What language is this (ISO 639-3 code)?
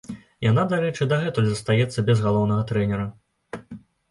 bel